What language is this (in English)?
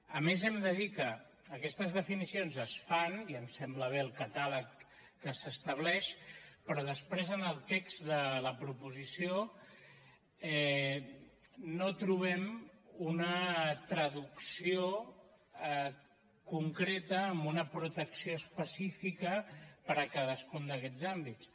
Catalan